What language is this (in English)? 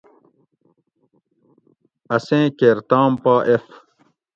Gawri